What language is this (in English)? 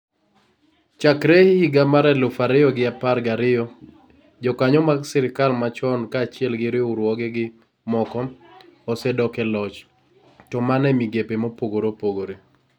Luo (Kenya and Tanzania)